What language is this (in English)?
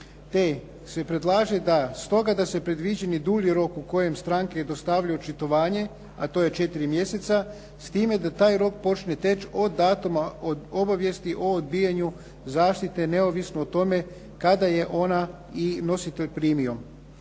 Croatian